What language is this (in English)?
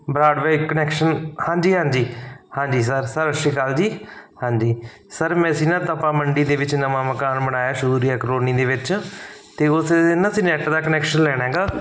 Punjabi